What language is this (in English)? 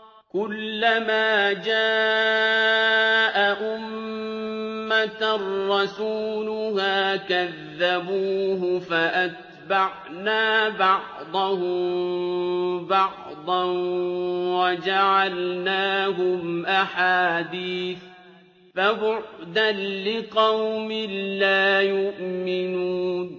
Arabic